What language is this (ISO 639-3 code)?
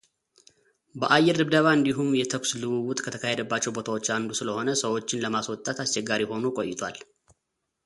amh